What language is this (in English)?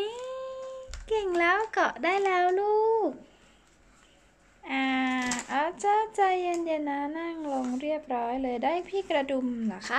Thai